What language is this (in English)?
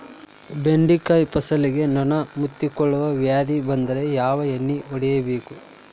Kannada